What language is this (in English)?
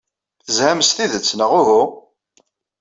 Kabyle